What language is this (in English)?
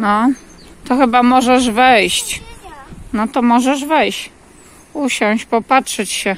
Polish